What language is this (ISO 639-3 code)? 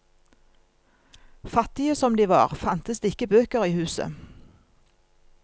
nor